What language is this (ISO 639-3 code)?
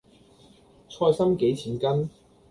yue